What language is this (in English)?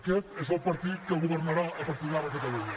Catalan